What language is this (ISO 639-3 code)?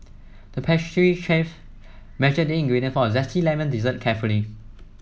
eng